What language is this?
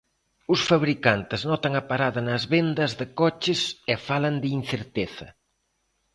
Galician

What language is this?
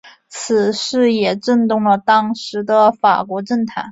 Chinese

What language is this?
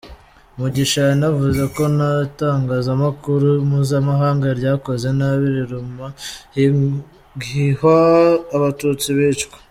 Kinyarwanda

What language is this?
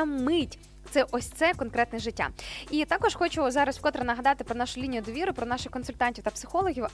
Ukrainian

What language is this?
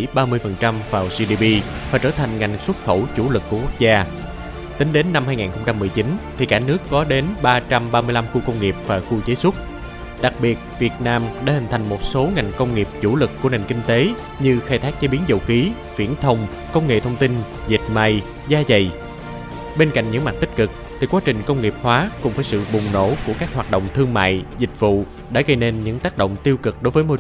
Vietnamese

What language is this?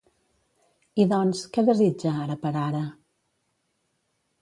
Catalan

